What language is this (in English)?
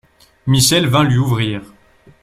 French